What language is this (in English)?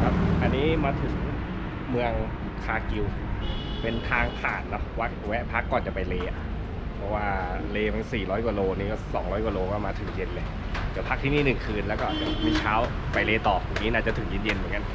Thai